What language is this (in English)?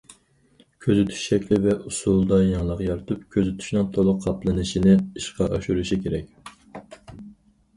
Uyghur